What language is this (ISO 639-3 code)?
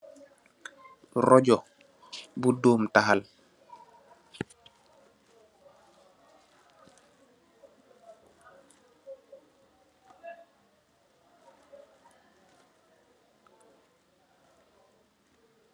wol